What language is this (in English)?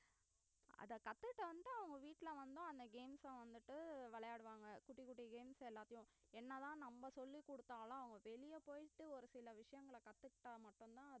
Tamil